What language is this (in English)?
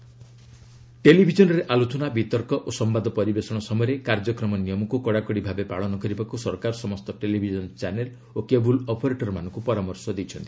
Odia